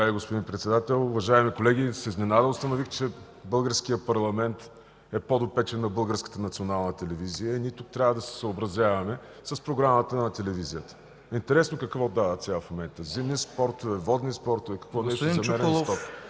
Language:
Bulgarian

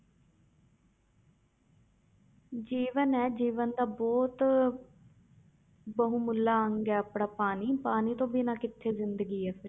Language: Punjabi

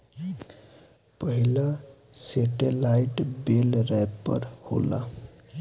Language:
Bhojpuri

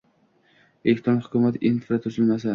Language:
Uzbek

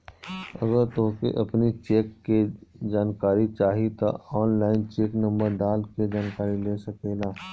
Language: Bhojpuri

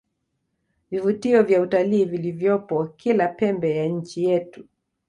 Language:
Swahili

